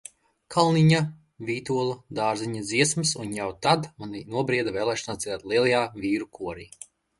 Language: Latvian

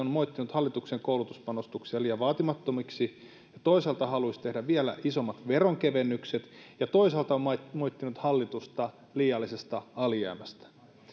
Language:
Finnish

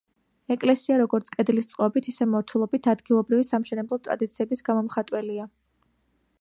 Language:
Georgian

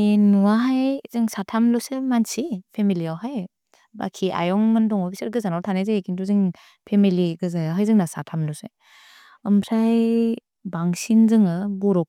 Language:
Bodo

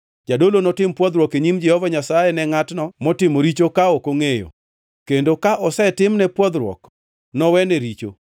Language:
Luo (Kenya and Tanzania)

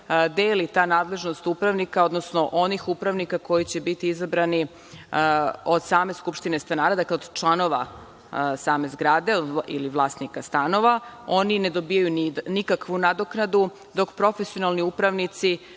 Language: Serbian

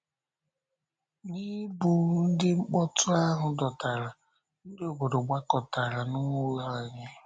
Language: Igbo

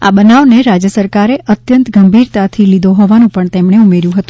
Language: Gujarati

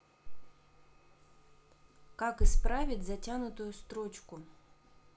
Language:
Russian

